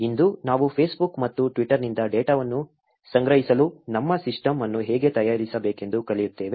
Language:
Kannada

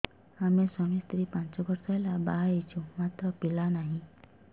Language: Odia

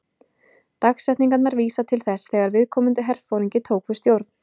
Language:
Icelandic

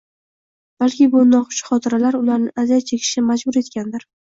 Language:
Uzbek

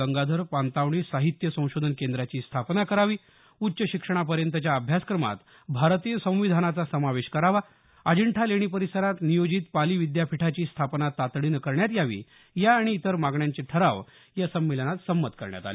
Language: Marathi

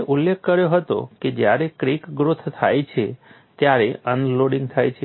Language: Gujarati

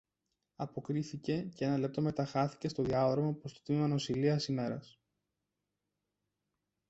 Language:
Greek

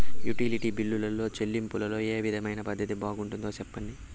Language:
Telugu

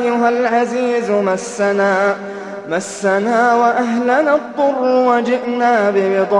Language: Arabic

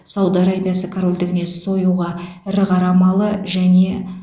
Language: Kazakh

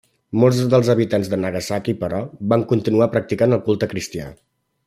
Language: Catalan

